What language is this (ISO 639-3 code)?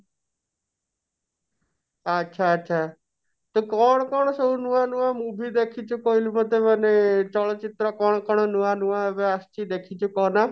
ori